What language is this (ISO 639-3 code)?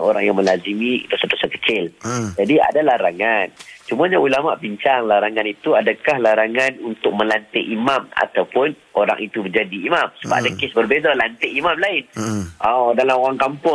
msa